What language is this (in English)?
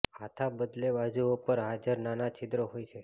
Gujarati